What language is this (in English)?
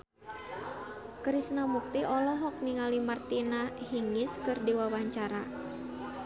Sundanese